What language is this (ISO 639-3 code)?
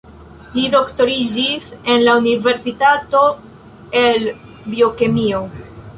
epo